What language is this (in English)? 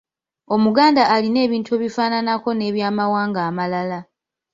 Ganda